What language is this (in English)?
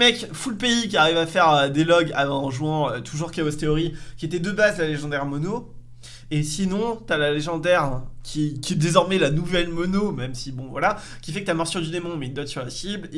French